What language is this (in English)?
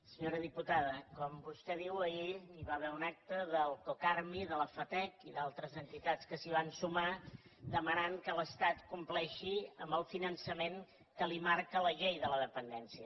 Catalan